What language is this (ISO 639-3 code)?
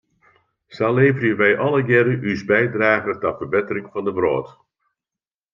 fry